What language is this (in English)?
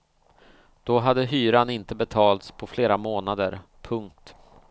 Swedish